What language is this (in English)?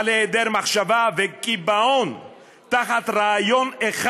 Hebrew